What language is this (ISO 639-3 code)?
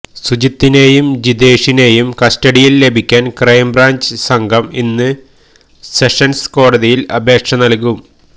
mal